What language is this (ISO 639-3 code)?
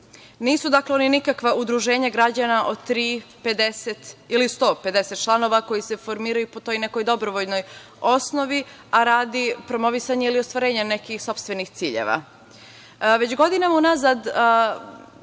srp